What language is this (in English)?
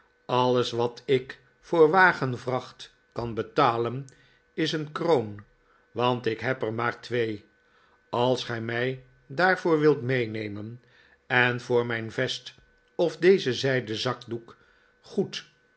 Dutch